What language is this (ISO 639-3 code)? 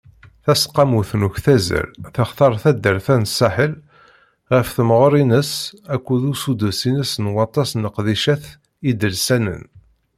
kab